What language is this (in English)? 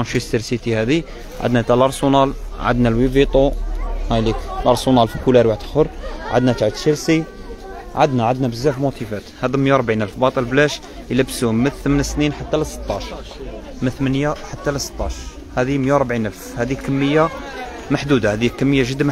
Arabic